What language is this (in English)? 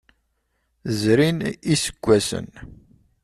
Kabyle